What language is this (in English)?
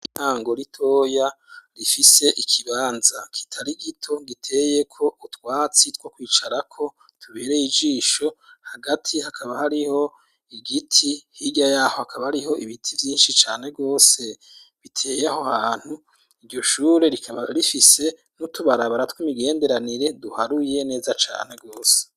Rundi